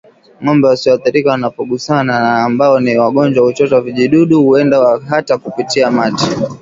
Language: Swahili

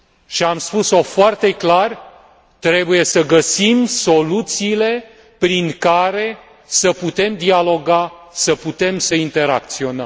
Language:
Romanian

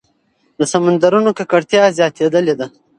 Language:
Pashto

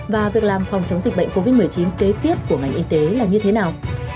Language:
Vietnamese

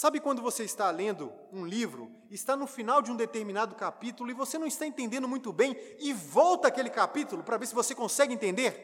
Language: Portuguese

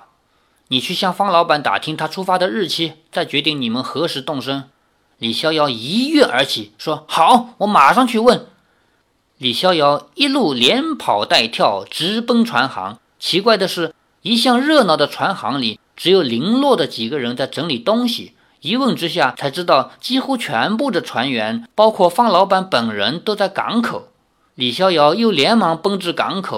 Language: Chinese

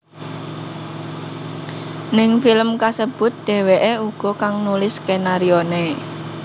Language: Javanese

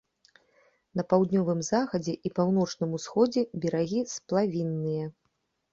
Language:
Belarusian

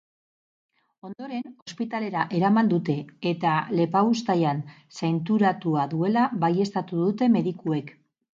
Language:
Basque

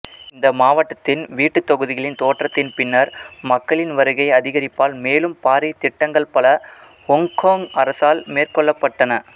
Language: Tamil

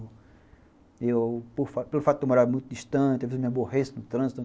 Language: Portuguese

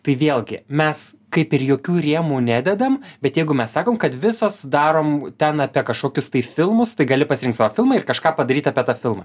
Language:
Lithuanian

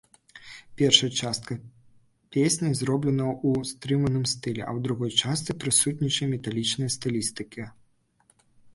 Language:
Belarusian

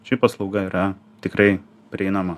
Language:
Lithuanian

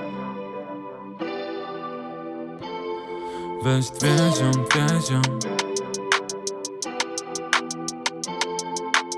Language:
Polish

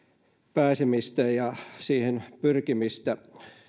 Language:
Finnish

